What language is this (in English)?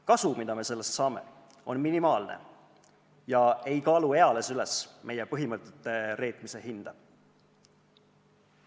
Estonian